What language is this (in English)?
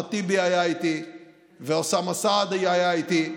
Hebrew